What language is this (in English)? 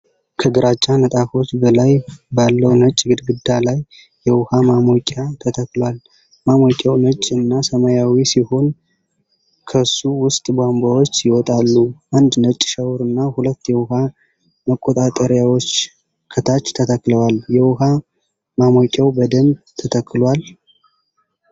Amharic